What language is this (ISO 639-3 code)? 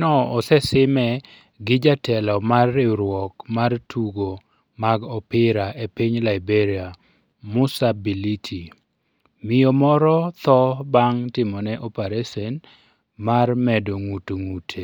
luo